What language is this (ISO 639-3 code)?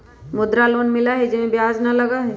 mag